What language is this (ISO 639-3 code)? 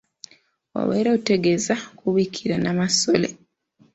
lug